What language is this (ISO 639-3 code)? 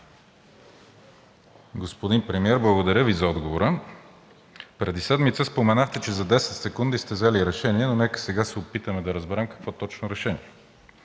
bul